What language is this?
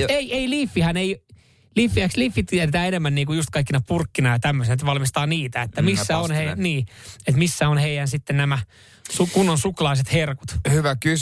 Finnish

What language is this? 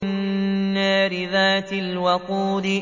Arabic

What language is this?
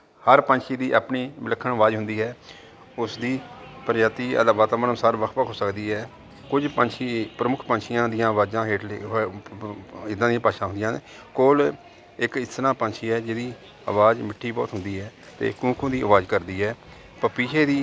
Punjabi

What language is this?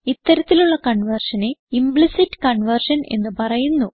Malayalam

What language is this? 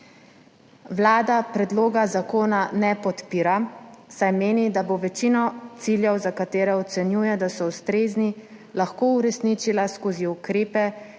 Slovenian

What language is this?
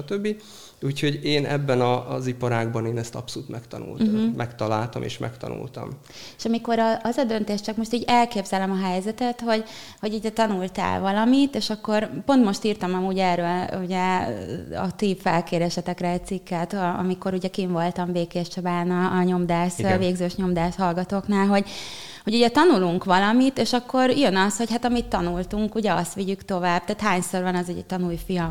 Hungarian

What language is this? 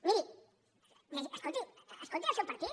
Catalan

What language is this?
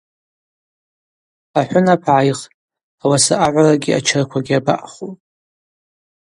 Abaza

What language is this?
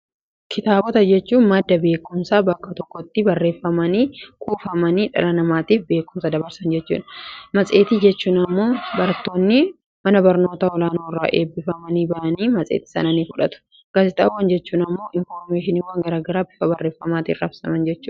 Oromo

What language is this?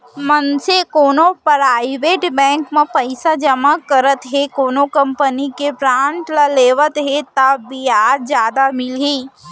Chhattisgarhi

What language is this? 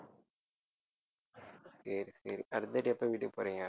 Tamil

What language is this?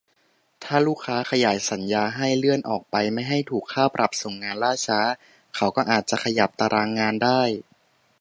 Thai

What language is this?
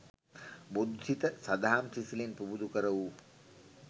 Sinhala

